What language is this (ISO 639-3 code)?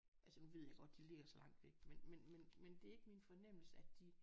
dan